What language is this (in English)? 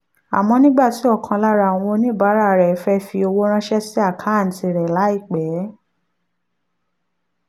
Yoruba